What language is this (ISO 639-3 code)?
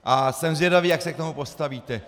ces